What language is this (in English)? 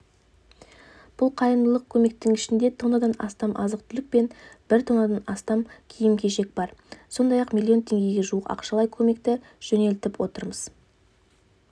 Kazakh